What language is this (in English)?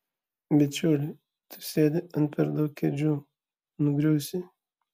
Lithuanian